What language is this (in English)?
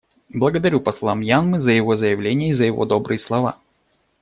Russian